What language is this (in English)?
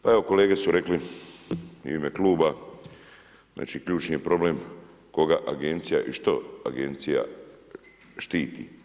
Croatian